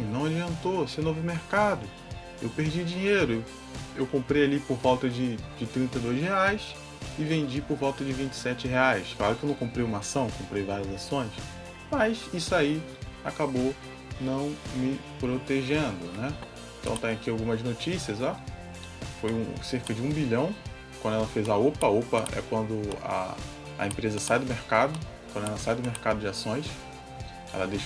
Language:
Portuguese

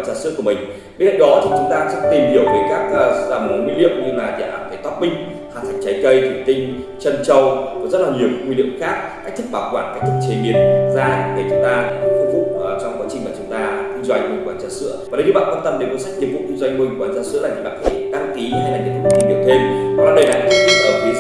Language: Vietnamese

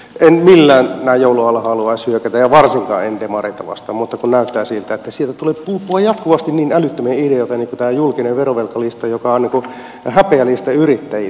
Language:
Finnish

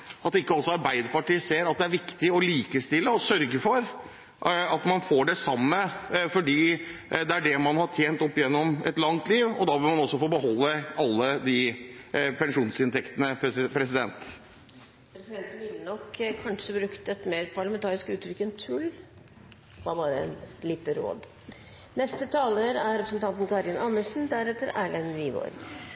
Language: Norwegian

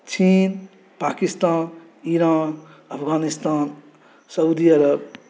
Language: Maithili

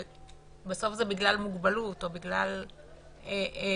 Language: Hebrew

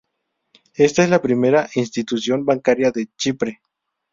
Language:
Spanish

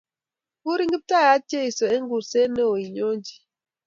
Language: Kalenjin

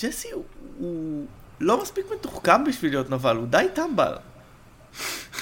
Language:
Hebrew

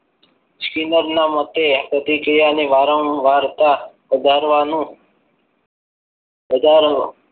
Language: Gujarati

